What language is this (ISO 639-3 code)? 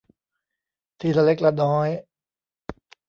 tha